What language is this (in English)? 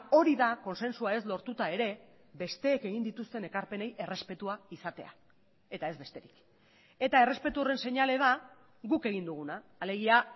Basque